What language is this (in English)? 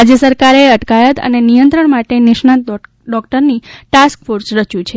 Gujarati